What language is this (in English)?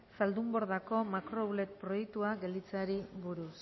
Basque